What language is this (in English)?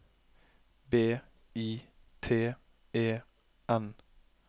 Norwegian